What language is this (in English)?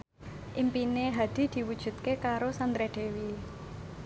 Javanese